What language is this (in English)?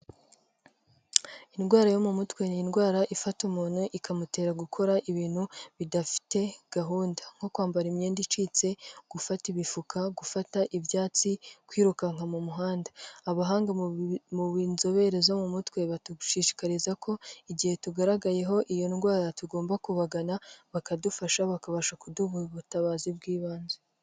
Kinyarwanda